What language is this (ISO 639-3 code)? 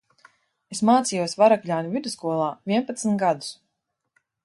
lav